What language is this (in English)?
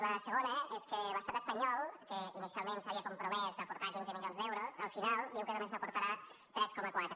Catalan